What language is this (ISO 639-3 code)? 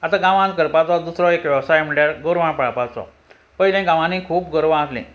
kok